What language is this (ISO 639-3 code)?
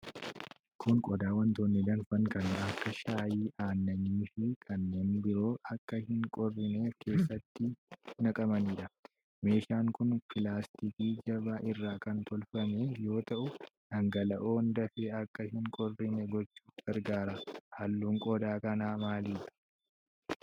orm